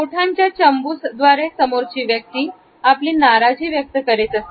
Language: Marathi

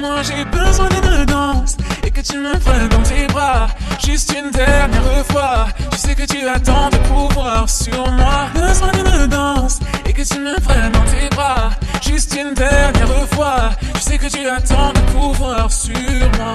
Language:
Bulgarian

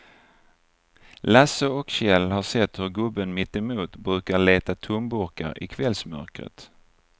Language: Swedish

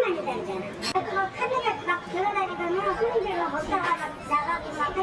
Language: Korean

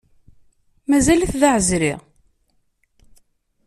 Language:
Kabyle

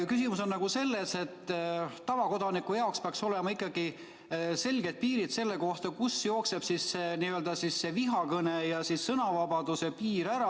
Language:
Estonian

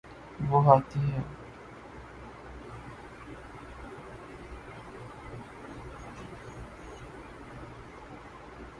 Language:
Urdu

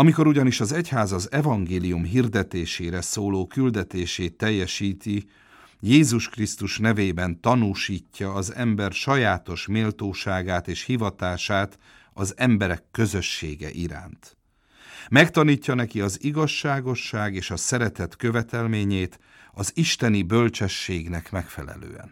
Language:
Hungarian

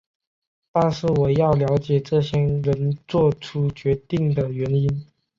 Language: Chinese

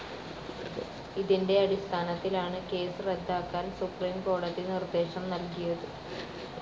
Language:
Malayalam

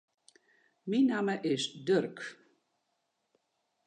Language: Western Frisian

